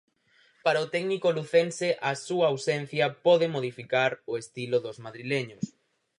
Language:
Galician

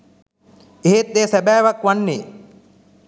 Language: Sinhala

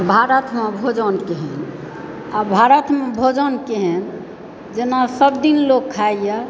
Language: Maithili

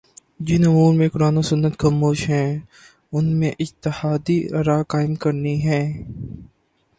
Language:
Urdu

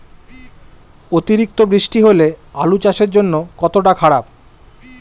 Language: Bangla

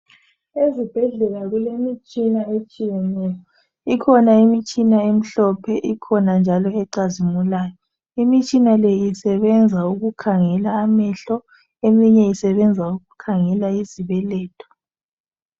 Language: North Ndebele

